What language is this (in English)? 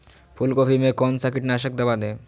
Magahi